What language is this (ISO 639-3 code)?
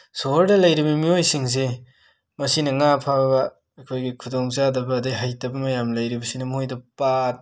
mni